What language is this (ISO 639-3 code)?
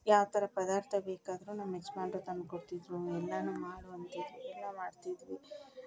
kan